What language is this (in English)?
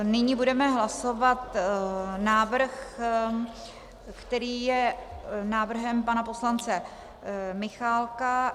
Czech